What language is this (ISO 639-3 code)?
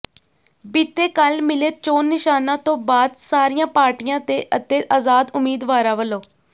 pan